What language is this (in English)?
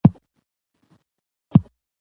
Pashto